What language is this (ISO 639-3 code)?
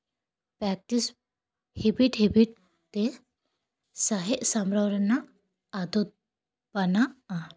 sat